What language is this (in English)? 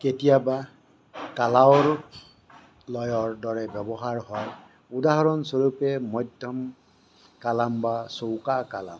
Assamese